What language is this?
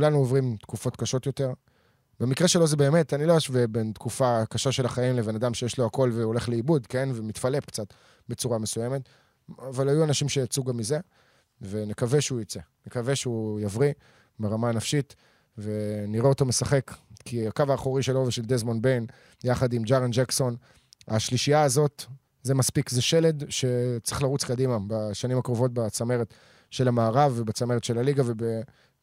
Hebrew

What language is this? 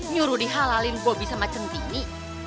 Indonesian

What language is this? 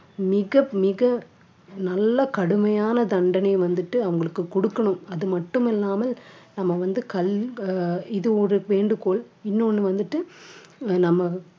Tamil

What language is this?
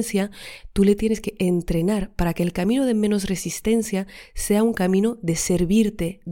Spanish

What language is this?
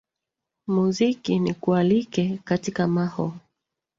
Swahili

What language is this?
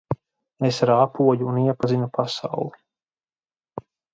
Latvian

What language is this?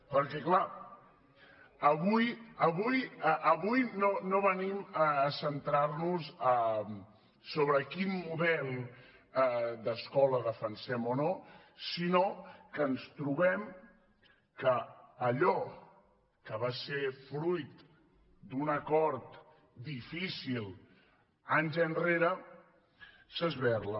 Catalan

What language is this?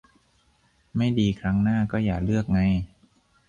Thai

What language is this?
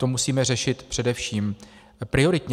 Czech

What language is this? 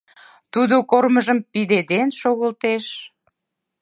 Mari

